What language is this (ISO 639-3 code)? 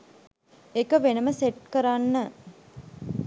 sin